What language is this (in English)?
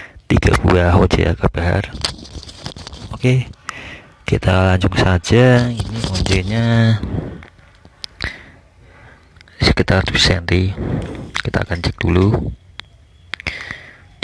Indonesian